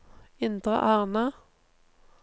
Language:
Norwegian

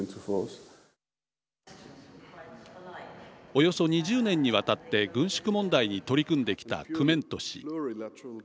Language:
Japanese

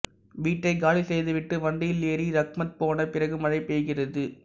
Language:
Tamil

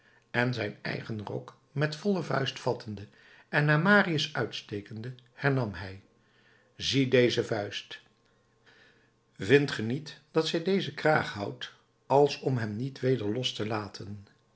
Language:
Dutch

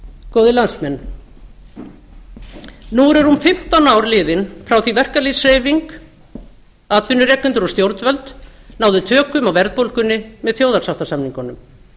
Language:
Icelandic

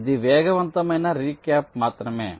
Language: Telugu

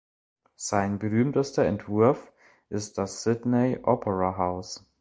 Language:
German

